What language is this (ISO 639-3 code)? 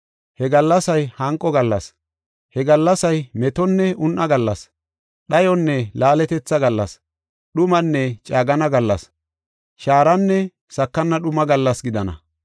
gof